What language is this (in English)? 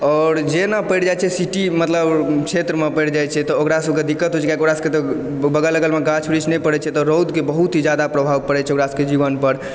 Maithili